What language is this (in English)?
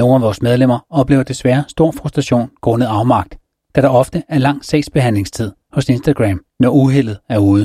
Danish